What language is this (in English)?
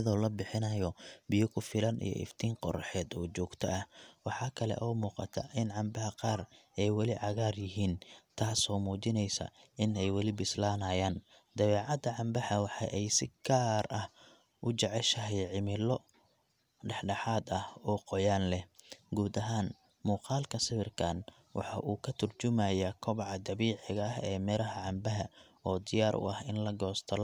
Somali